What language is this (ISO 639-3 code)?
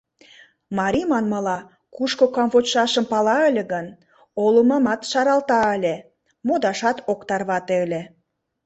chm